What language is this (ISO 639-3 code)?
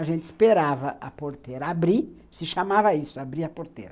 por